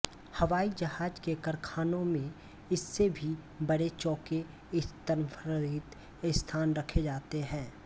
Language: Hindi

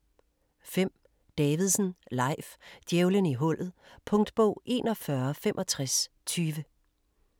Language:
Danish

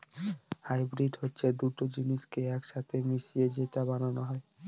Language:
Bangla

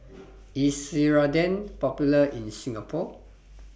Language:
English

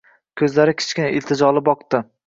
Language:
Uzbek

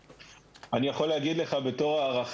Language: Hebrew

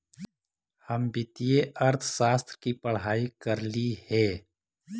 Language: Magahi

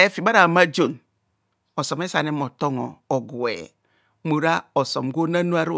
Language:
Kohumono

